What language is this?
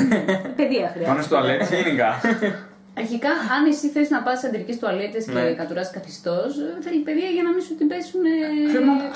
Greek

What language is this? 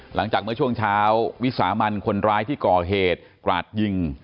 Thai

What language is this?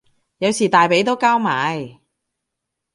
Cantonese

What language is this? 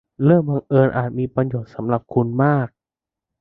Thai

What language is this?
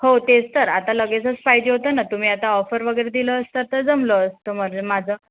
Marathi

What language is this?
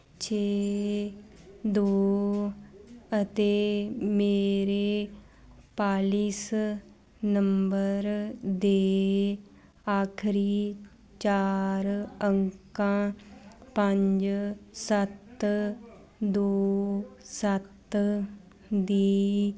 Punjabi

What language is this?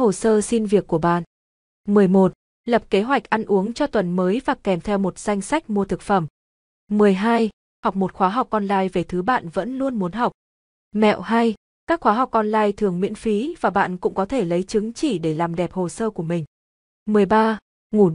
Vietnamese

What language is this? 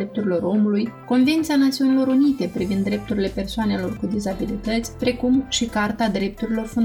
Romanian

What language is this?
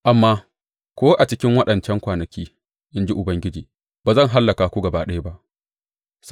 Hausa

